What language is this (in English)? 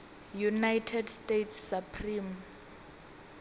Venda